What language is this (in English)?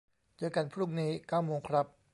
Thai